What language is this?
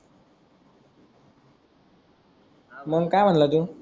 Marathi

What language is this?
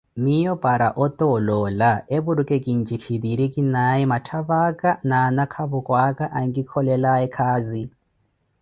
Koti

